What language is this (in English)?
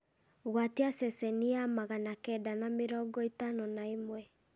Kikuyu